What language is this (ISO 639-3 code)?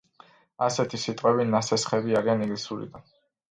kat